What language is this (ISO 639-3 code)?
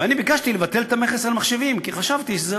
heb